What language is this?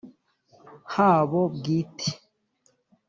Kinyarwanda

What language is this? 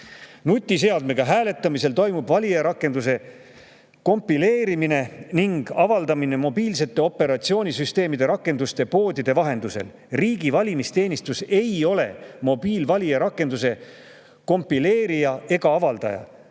Estonian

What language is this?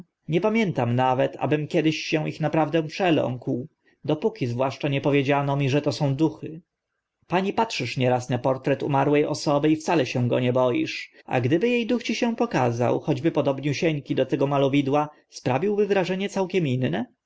Polish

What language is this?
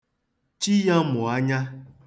Igbo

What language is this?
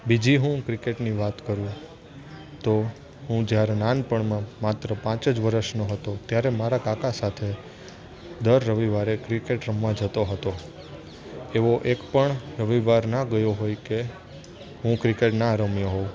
Gujarati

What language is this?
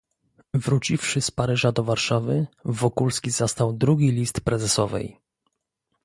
Polish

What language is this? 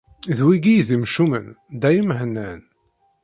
Kabyle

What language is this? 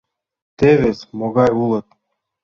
Mari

